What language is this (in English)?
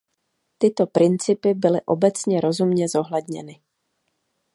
Czech